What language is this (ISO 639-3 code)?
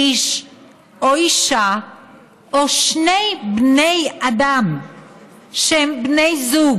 heb